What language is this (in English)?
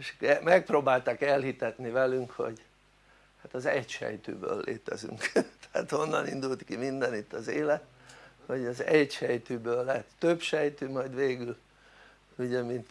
Hungarian